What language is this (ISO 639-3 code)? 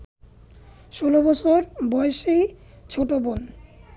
ben